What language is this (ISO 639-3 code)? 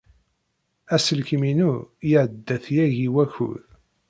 kab